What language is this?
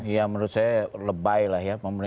Indonesian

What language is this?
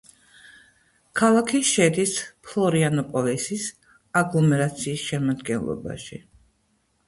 Georgian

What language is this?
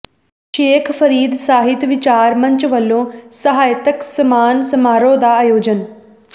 Punjabi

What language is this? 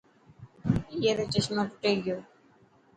Dhatki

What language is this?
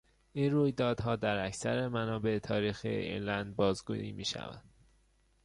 Persian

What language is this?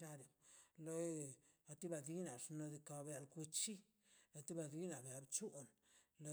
Mazaltepec Zapotec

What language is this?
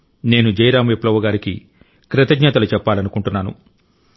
Telugu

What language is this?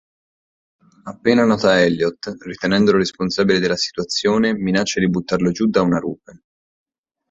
Italian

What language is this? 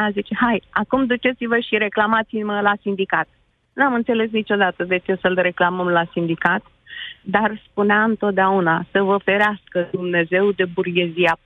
Romanian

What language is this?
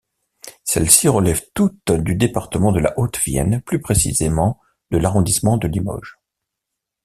French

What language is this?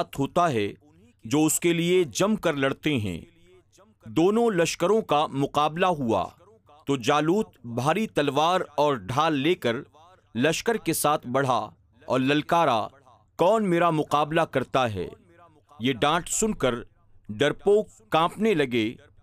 Urdu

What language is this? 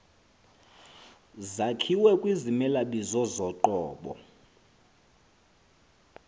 Xhosa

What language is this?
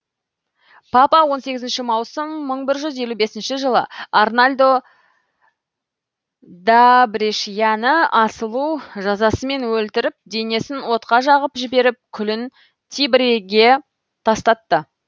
Kazakh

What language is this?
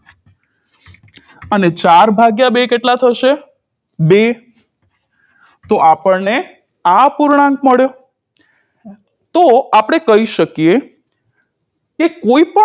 Gujarati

